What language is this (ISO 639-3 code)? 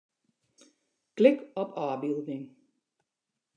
fry